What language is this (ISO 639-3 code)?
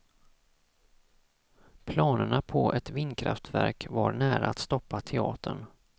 swe